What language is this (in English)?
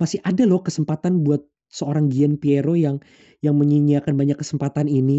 Indonesian